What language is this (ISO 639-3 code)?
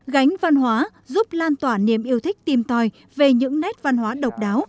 vie